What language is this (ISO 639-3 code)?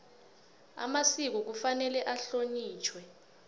nbl